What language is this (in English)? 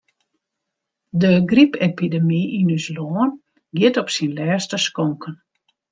Western Frisian